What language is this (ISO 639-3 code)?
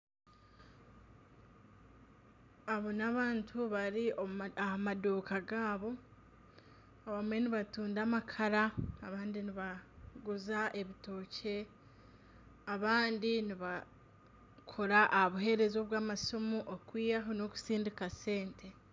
nyn